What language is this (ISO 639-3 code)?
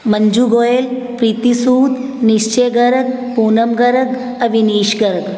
pan